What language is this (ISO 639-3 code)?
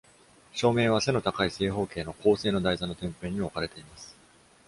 jpn